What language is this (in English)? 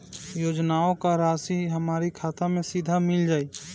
Bhojpuri